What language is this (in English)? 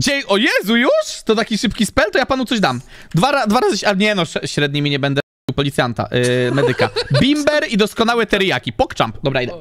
Polish